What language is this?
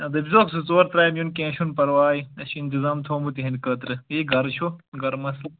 Kashmiri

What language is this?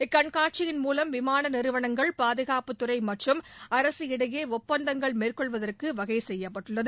Tamil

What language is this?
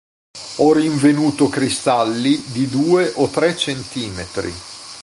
Italian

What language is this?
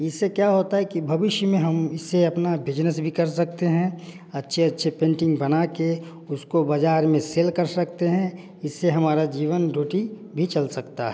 Hindi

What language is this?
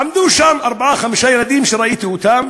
Hebrew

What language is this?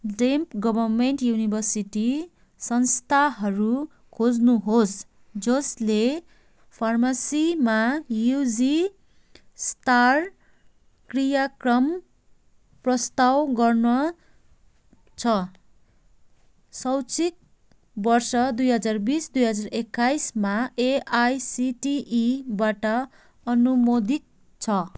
Nepali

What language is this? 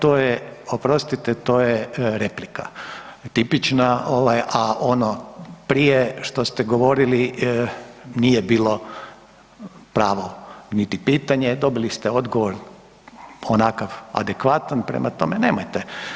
Croatian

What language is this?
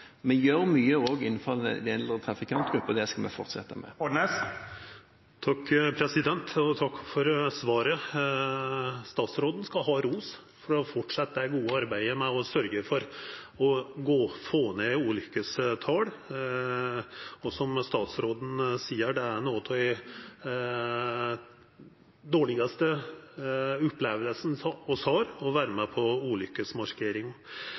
Norwegian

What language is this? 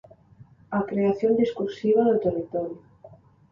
Galician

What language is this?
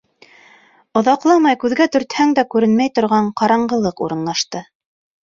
Bashkir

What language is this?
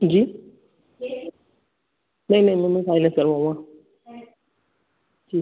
Hindi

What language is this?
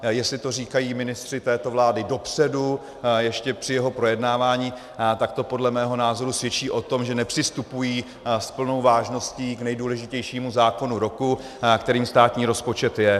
Czech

